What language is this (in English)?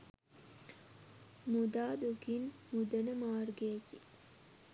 Sinhala